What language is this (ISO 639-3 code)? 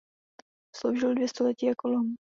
ces